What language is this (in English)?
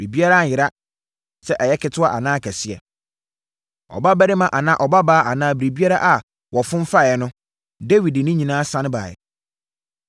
Akan